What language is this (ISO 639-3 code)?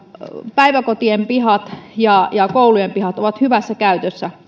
fin